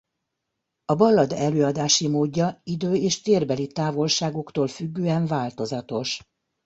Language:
Hungarian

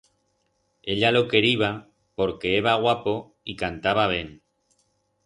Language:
Aragonese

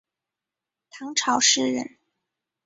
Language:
Chinese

